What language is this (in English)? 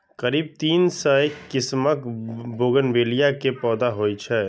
Maithili